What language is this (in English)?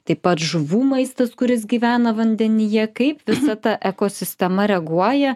Lithuanian